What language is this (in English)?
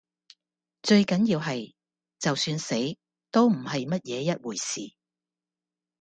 Cantonese